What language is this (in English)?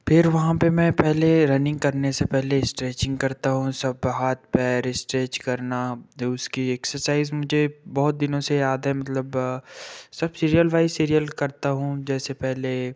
Hindi